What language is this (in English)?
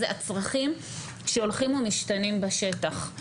Hebrew